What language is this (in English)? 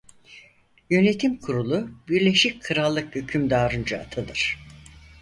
Turkish